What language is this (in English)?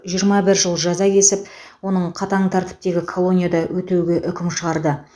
Kazakh